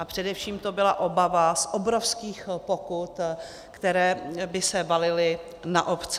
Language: Czech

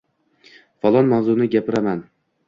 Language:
Uzbek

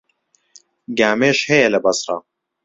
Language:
Central Kurdish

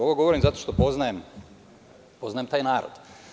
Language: Serbian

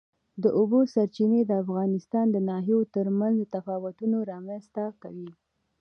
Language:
Pashto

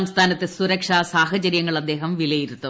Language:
Malayalam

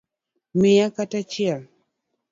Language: Luo (Kenya and Tanzania)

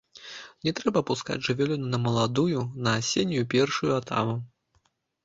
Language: Belarusian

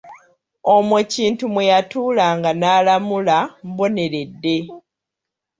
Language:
Ganda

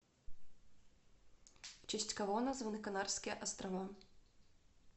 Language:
Russian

